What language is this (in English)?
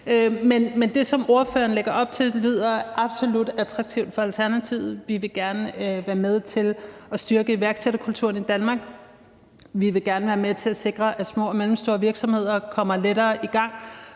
Danish